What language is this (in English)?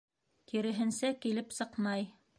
Bashkir